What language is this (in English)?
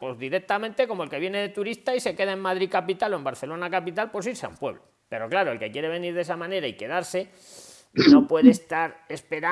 Spanish